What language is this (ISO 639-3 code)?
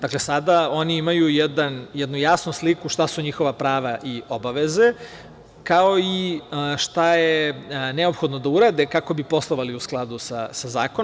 srp